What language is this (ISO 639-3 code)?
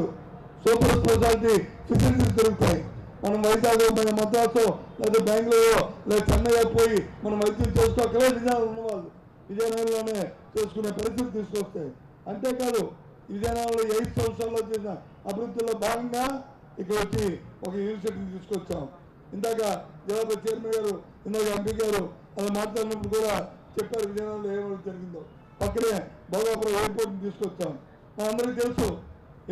tel